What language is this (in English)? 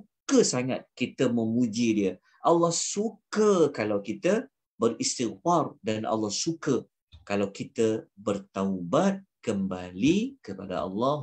Malay